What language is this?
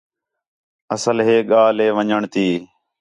Khetrani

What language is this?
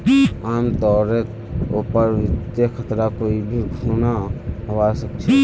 Magahi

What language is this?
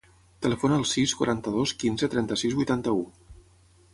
Catalan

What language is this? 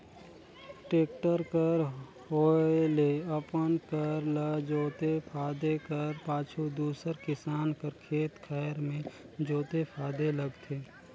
Chhattisgarhi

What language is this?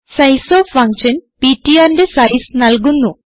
Malayalam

